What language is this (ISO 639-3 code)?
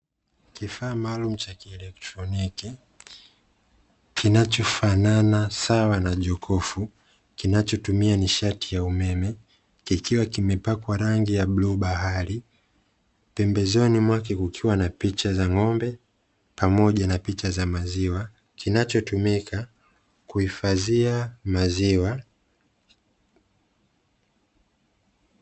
swa